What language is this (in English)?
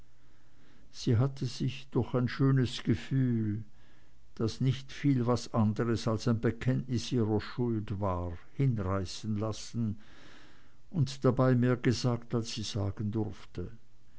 German